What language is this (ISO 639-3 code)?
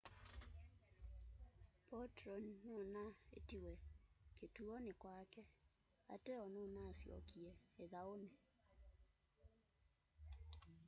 kam